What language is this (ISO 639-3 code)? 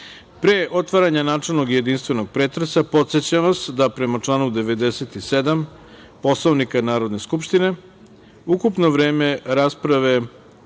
srp